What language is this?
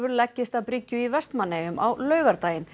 Icelandic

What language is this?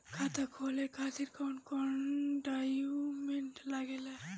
Bhojpuri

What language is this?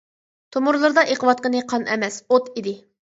Uyghur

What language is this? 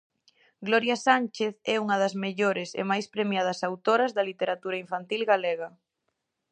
Galician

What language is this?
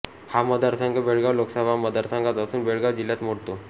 Marathi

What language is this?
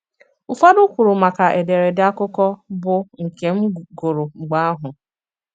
Igbo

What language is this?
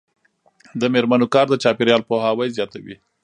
Pashto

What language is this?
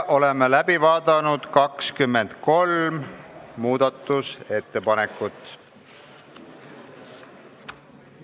Estonian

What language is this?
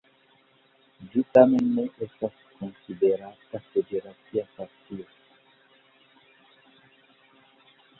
Esperanto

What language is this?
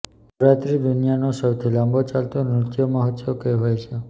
Gujarati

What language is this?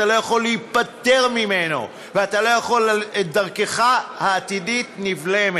Hebrew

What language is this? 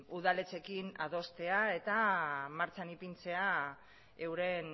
Basque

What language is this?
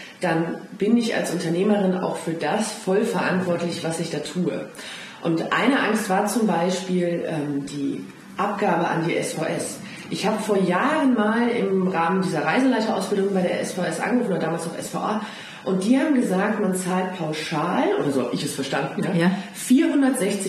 German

